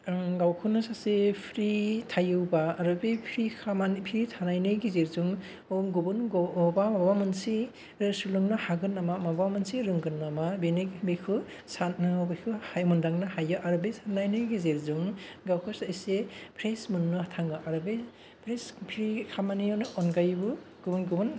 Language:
Bodo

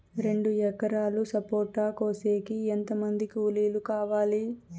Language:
Telugu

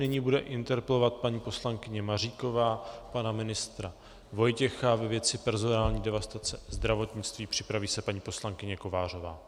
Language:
Czech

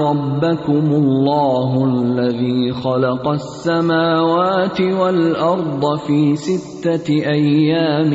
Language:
Urdu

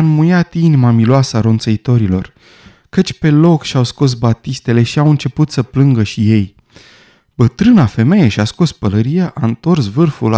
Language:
Romanian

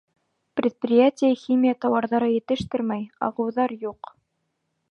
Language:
Bashkir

